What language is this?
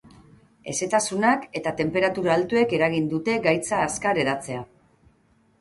Basque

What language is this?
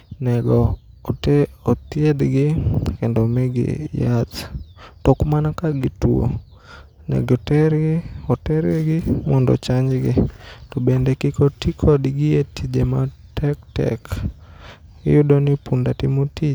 Luo (Kenya and Tanzania)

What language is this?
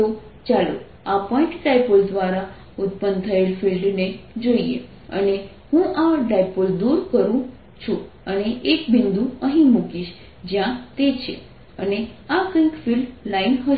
Gujarati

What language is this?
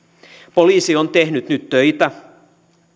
Finnish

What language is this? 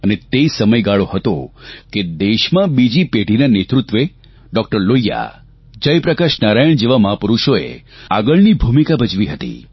Gujarati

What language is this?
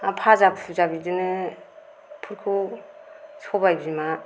Bodo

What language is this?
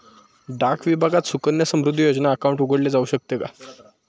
Marathi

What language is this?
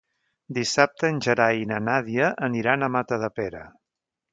Catalan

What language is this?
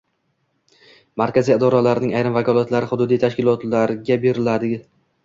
Uzbek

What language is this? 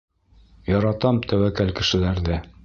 Bashkir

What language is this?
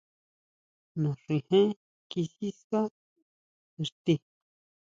Huautla Mazatec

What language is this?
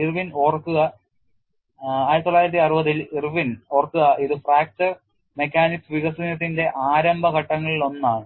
Malayalam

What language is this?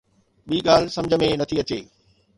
Sindhi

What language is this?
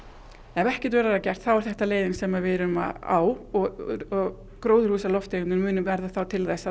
Icelandic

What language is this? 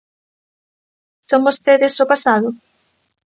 Galician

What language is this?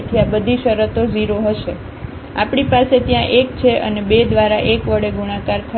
Gujarati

